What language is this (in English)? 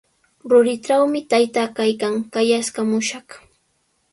Sihuas Ancash Quechua